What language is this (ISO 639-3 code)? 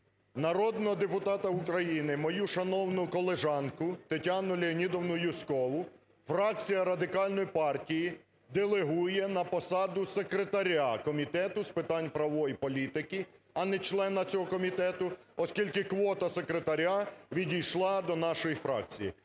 ukr